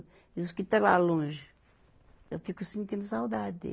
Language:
Portuguese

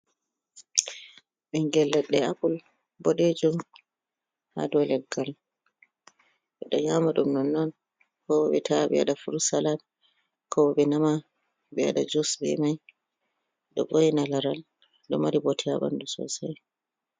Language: Fula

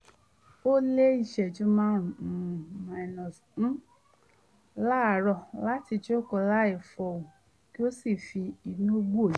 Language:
Yoruba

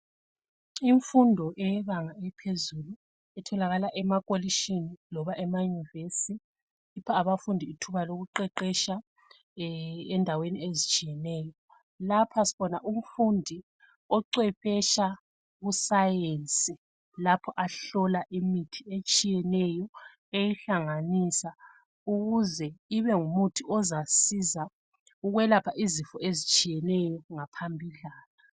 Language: North Ndebele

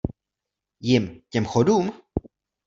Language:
Czech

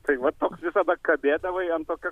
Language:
Lithuanian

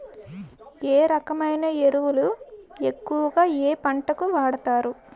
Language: Telugu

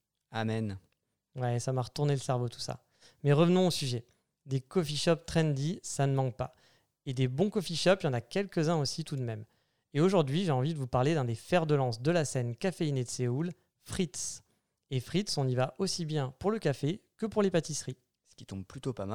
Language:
French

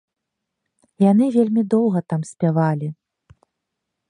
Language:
Belarusian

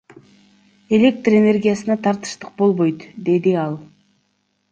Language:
Kyrgyz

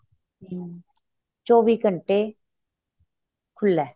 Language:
Punjabi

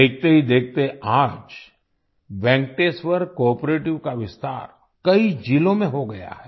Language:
Hindi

